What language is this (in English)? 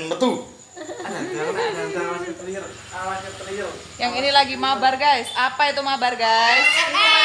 Indonesian